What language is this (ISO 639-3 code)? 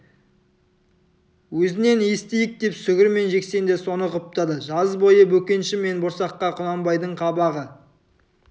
kaz